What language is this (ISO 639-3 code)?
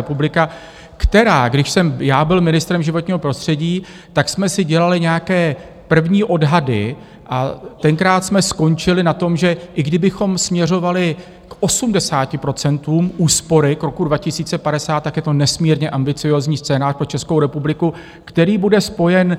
ces